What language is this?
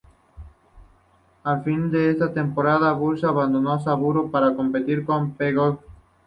Spanish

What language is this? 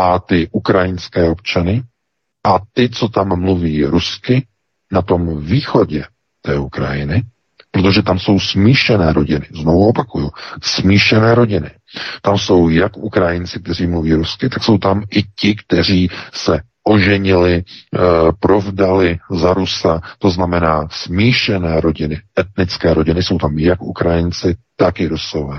Czech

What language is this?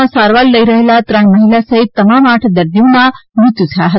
Gujarati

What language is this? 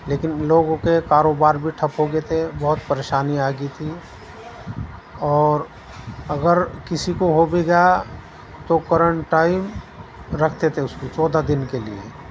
Urdu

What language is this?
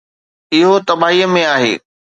Sindhi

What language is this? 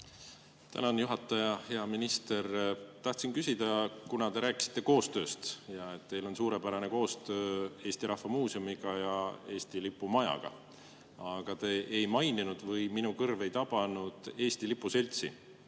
Estonian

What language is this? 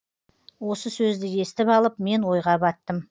Kazakh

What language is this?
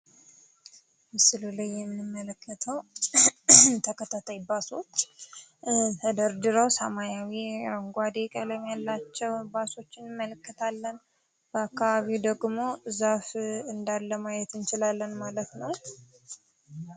Amharic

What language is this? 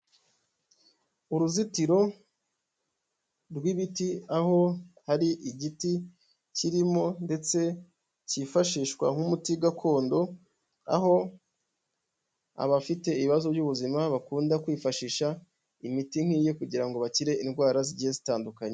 Kinyarwanda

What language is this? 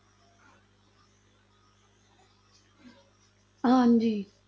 Punjabi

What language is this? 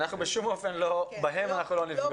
Hebrew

